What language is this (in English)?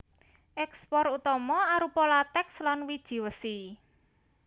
Javanese